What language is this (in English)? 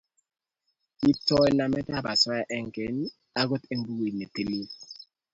Kalenjin